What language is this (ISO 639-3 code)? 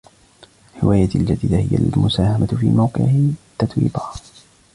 ara